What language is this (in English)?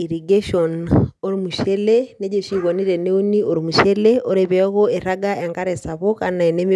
Masai